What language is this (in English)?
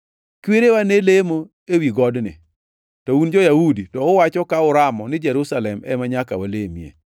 Luo (Kenya and Tanzania)